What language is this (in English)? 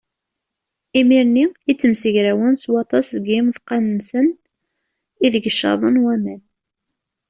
Kabyle